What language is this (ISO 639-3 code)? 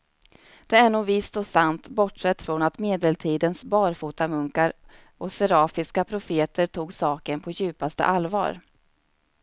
swe